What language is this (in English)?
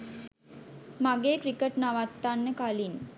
Sinhala